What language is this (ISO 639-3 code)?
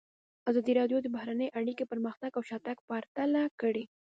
pus